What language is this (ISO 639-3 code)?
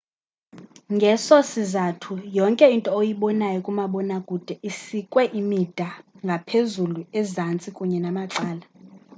xho